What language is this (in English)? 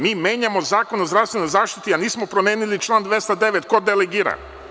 Serbian